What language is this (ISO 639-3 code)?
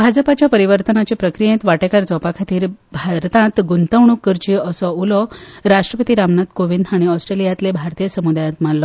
kok